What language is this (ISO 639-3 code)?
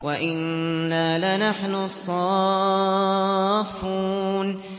ara